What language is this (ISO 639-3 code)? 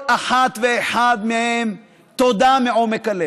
heb